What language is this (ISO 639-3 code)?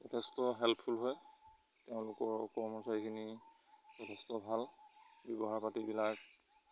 asm